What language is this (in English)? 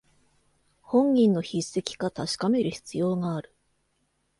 Japanese